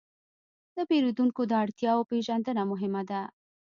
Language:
Pashto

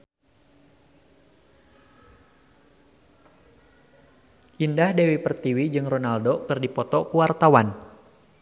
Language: Sundanese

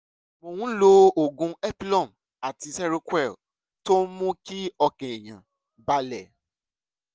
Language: Yoruba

